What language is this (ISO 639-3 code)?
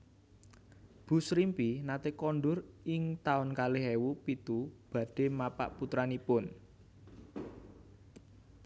jav